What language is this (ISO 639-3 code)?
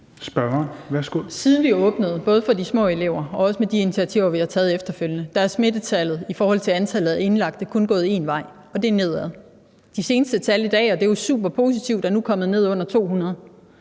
dan